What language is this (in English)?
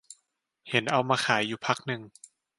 Thai